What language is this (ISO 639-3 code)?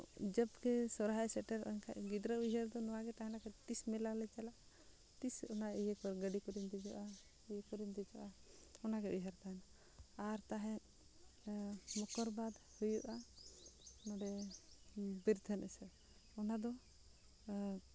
sat